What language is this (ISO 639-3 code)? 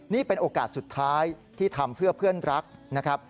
tha